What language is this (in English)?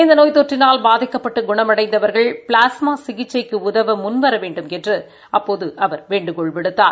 Tamil